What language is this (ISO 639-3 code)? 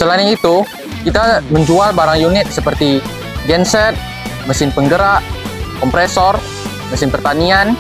ind